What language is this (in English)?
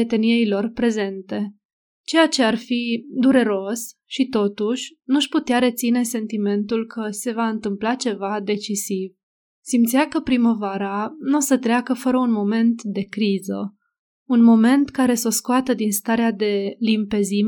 Romanian